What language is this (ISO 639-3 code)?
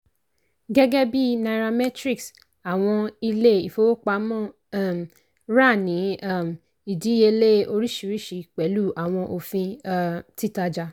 yor